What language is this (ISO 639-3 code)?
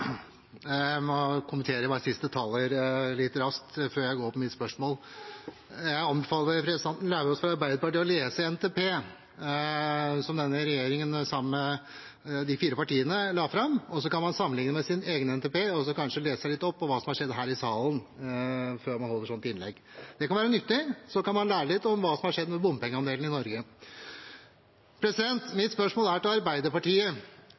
nob